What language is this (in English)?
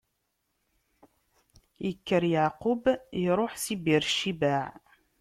Kabyle